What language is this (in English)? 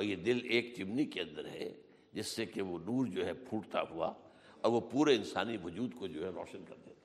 Urdu